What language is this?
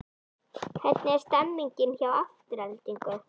Icelandic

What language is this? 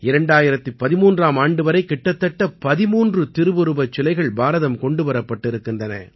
Tamil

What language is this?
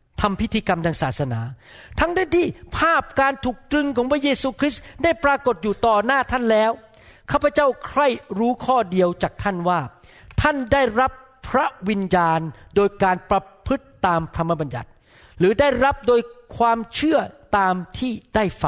Thai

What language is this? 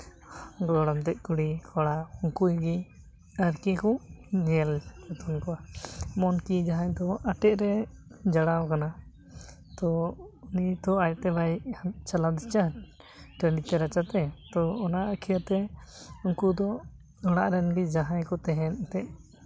Santali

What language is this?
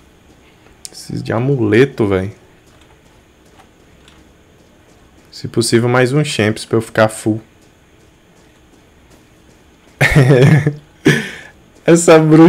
Portuguese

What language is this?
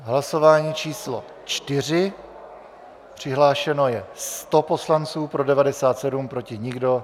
Czech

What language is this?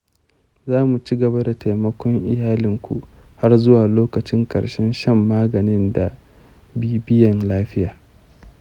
Hausa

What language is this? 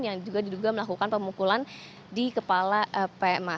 Indonesian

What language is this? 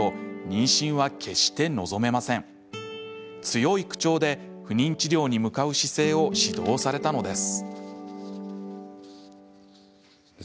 Japanese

